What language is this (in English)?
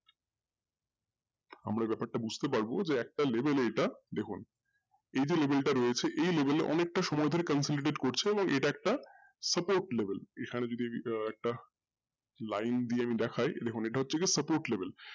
Bangla